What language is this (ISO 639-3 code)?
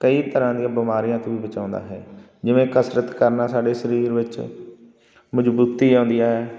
pan